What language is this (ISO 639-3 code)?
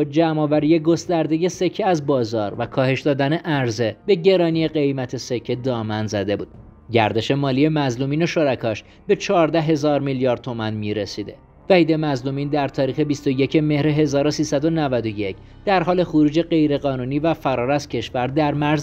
fas